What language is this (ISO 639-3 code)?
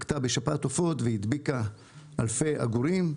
heb